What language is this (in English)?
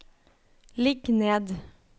Norwegian